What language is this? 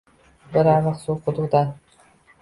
Uzbek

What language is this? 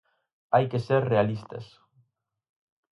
Galician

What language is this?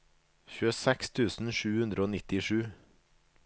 Norwegian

